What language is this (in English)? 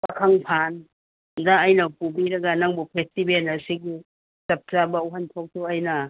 Manipuri